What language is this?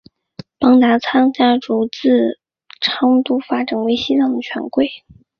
Chinese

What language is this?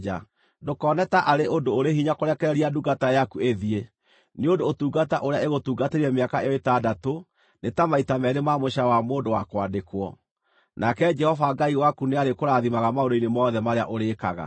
Kikuyu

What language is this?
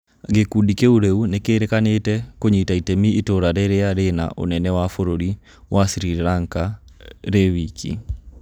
Kikuyu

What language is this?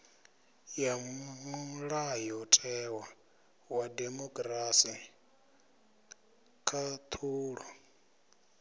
Venda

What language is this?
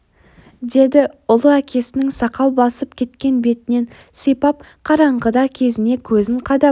Kazakh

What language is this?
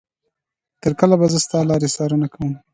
Pashto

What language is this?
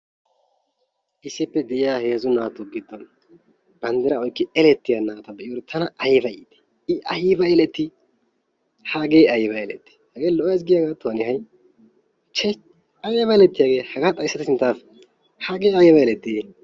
Wolaytta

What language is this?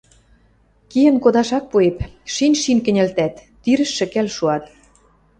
Western Mari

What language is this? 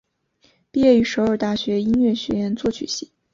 Chinese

